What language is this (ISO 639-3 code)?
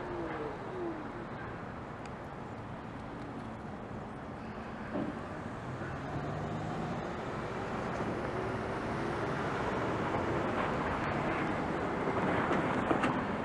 eng